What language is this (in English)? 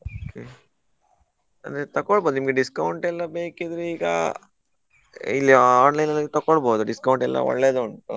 Kannada